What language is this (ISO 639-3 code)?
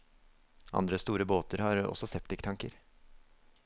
nor